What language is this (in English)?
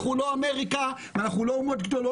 Hebrew